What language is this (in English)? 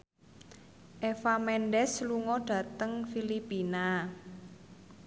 Javanese